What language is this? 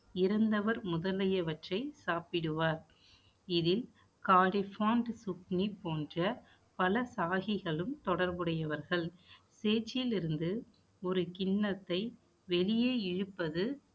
Tamil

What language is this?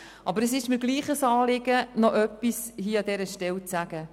Swiss German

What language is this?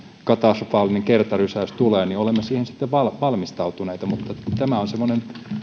Finnish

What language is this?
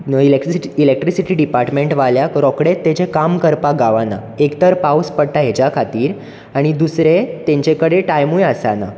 Konkani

